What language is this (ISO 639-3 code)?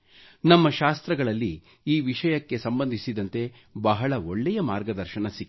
kan